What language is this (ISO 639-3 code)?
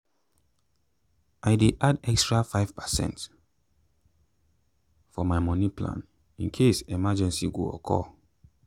pcm